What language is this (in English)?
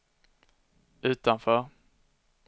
Swedish